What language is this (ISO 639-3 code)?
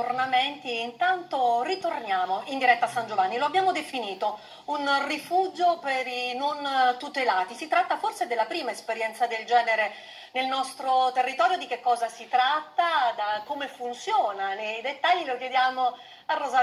ita